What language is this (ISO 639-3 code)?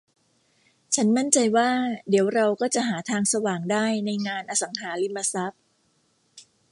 tha